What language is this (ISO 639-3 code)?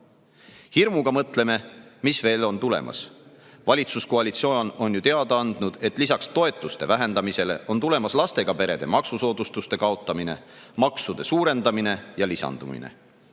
est